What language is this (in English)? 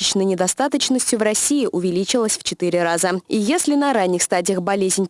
Russian